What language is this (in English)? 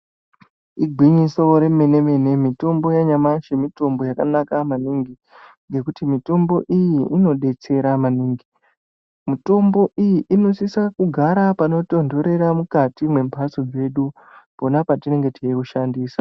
Ndau